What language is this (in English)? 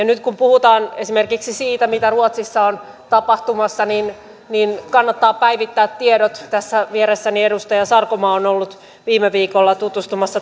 Finnish